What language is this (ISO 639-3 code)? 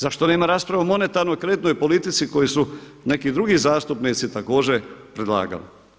hrv